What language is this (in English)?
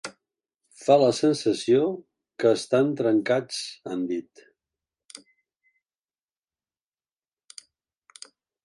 Catalan